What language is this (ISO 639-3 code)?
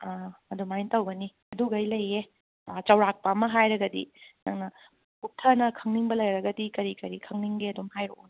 mni